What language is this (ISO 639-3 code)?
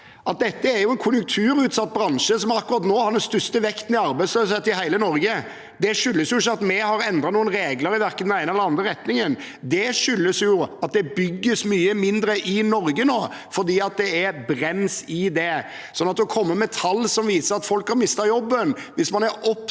nor